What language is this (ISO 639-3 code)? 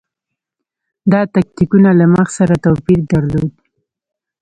pus